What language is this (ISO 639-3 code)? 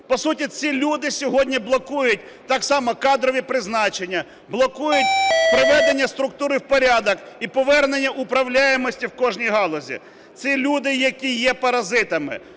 ukr